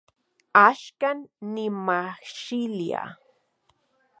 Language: Central Puebla Nahuatl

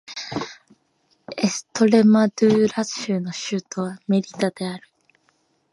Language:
Japanese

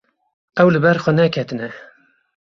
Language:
Kurdish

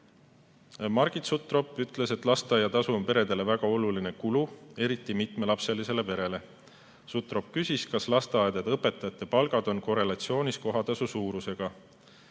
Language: Estonian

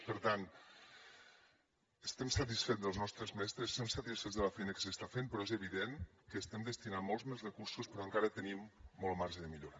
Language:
Catalan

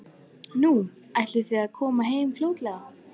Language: Icelandic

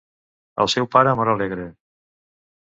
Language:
Catalan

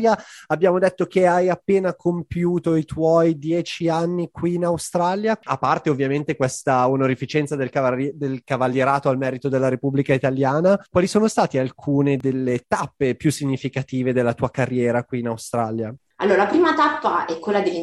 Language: Italian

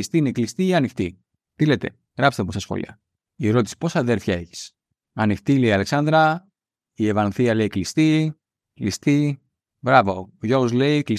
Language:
Greek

